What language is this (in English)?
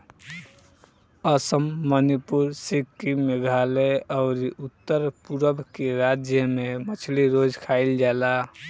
Bhojpuri